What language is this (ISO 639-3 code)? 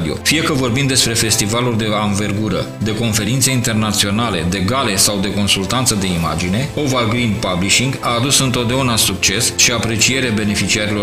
ron